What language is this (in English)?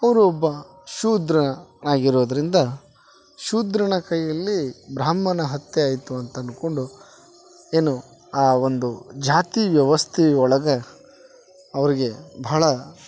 Kannada